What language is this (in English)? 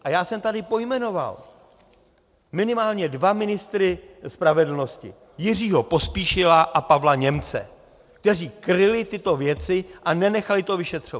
Czech